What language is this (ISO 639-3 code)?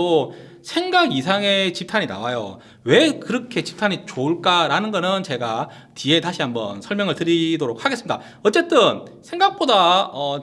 kor